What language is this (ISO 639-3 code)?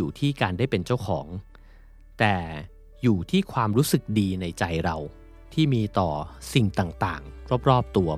tha